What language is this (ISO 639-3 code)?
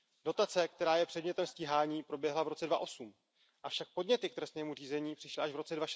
ces